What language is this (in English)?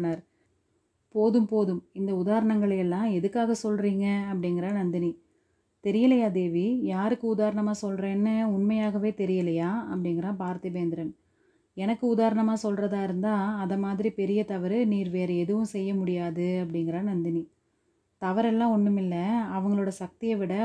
Tamil